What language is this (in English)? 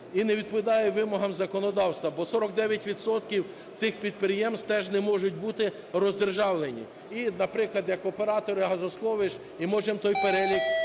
Ukrainian